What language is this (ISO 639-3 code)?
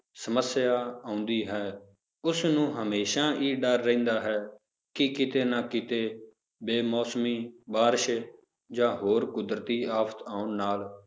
pan